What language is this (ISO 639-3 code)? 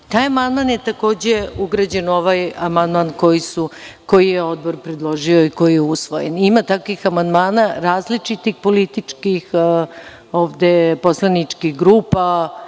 srp